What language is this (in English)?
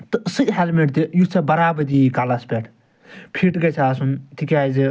Kashmiri